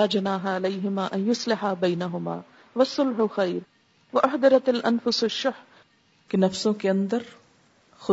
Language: Urdu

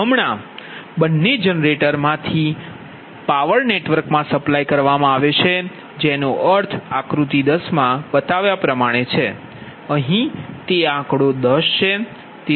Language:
Gujarati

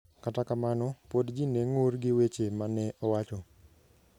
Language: Luo (Kenya and Tanzania)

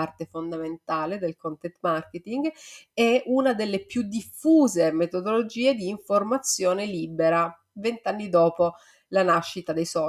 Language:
Italian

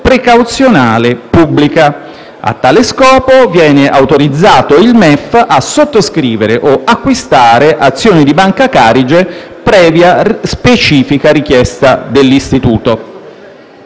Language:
Italian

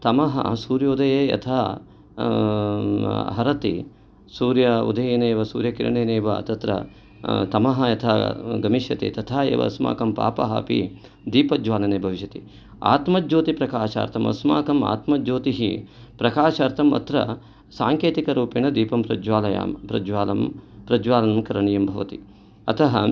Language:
Sanskrit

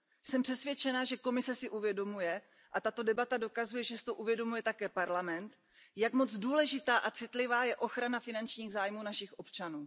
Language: Czech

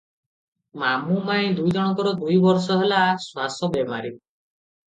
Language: Odia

